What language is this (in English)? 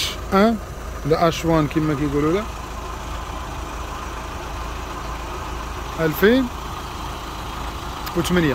Arabic